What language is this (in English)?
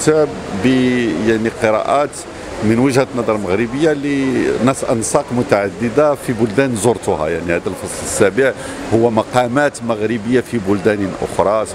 Arabic